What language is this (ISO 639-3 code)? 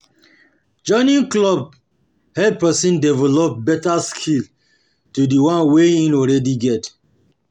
pcm